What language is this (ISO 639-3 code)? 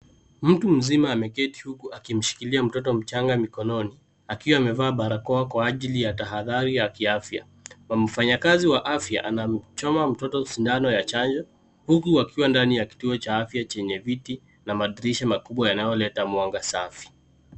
swa